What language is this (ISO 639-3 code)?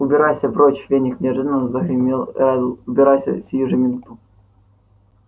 rus